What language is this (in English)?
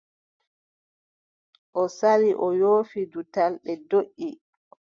Adamawa Fulfulde